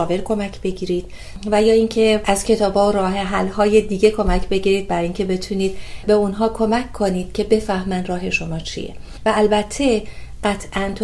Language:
Persian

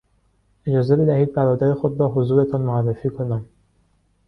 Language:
Persian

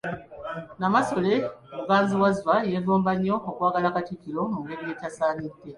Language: Ganda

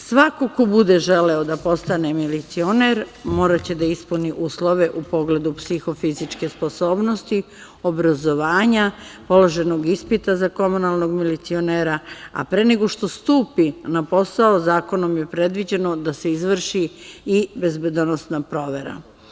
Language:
Serbian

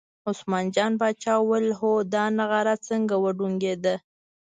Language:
Pashto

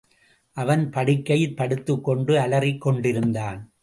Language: Tamil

